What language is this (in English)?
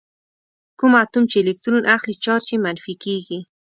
Pashto